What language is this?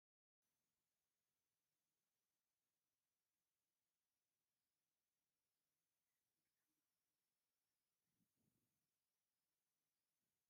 Tigrinya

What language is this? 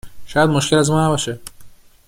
Persian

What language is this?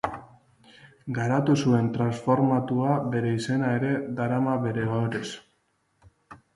Basque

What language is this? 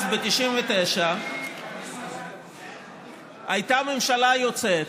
Hebrew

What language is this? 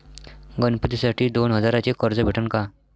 Marathi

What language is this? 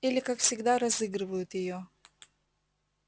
Russian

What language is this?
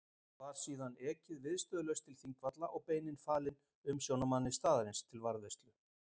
Icelandic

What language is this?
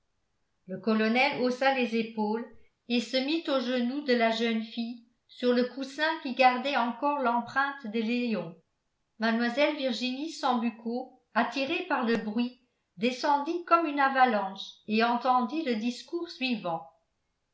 French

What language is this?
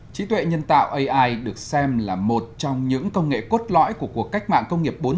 Vietnamese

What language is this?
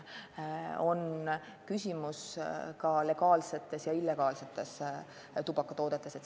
Estonian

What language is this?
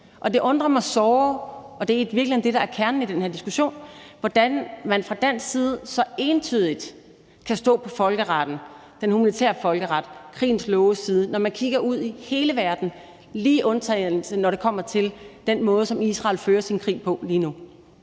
Danish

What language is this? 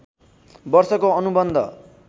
Nepali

